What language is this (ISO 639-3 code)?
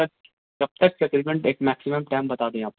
urd